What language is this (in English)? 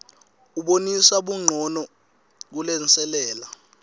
Swati